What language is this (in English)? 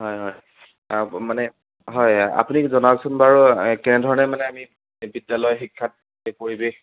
Assamese